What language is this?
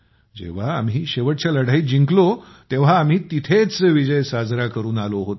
Marathi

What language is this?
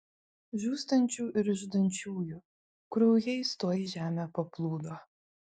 Lithuanian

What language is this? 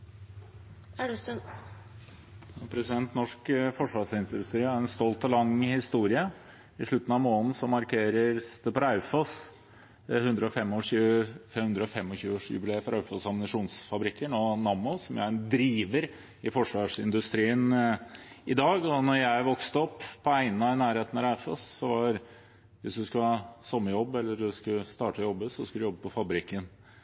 Norwegian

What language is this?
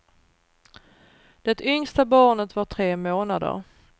Swedish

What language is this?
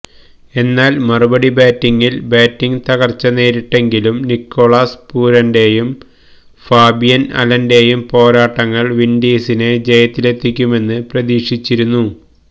Malayalam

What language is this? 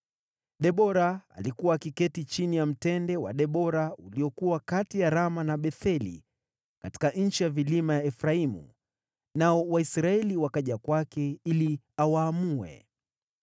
Swahili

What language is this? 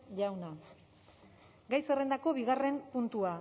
Basque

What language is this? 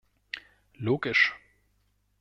German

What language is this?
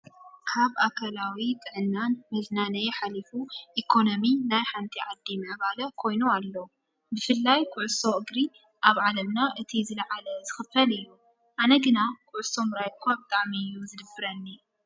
Tigrinya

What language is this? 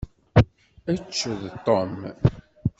Kabyle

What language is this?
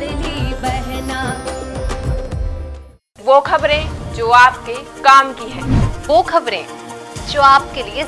Hindi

